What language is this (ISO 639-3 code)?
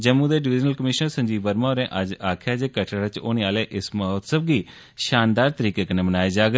doi